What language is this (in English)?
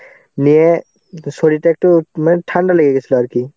Bangla